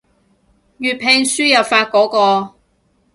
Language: Cantonese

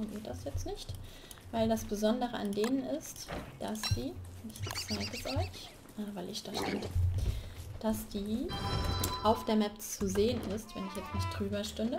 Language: German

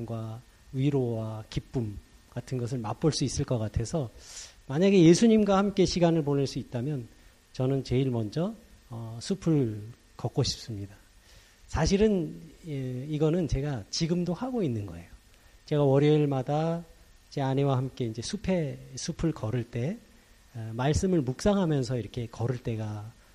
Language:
Korean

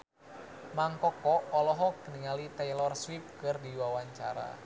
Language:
Sundanese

